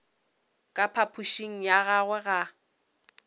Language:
Northern Sotho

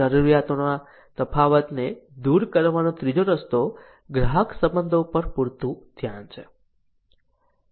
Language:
Gujarati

